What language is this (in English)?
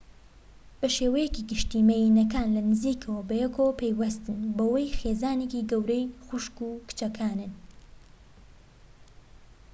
Central Kurdish